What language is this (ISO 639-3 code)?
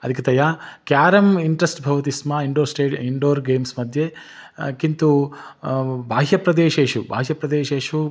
san